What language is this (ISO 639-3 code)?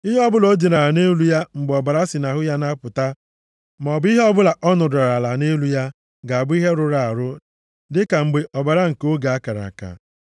ibo